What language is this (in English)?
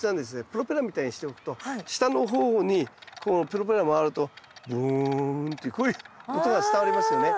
Japanese